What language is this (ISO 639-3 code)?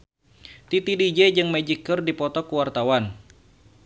sun